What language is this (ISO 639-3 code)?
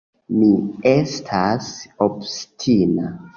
epo